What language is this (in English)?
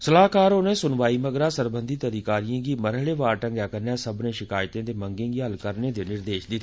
Dogri